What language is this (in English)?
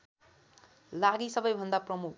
Nepali